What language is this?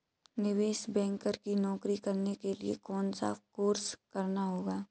Hindi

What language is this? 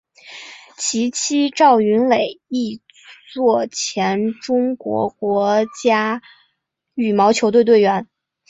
Chinese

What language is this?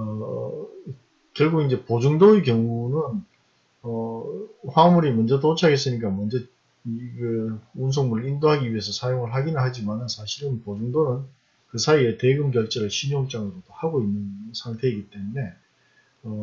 Korean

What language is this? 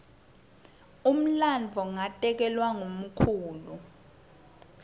Swati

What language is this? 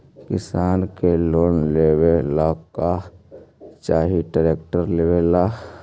Magahi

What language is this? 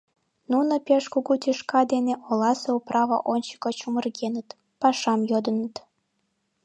Mari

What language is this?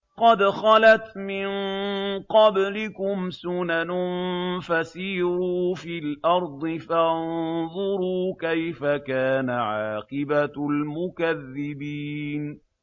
Arabic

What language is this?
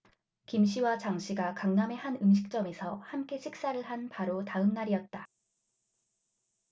Korean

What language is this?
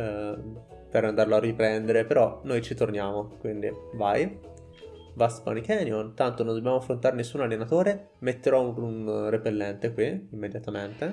Italian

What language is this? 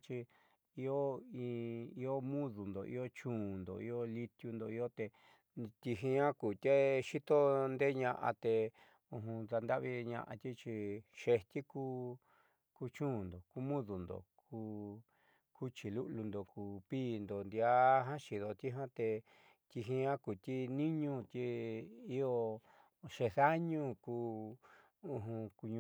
Southeastern Nochixtlán Mixtec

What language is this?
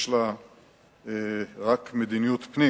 Hebrew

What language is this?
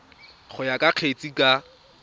Tswana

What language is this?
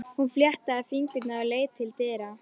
Icelandic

